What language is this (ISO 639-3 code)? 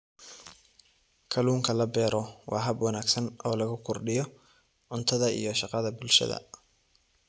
som